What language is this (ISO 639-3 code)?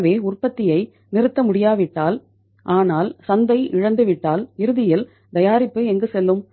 tam